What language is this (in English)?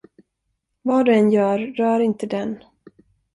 Swedish